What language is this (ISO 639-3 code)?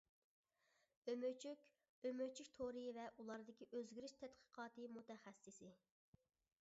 uig